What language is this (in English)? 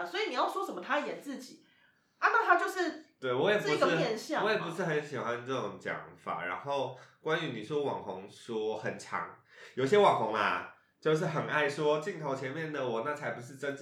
Chinese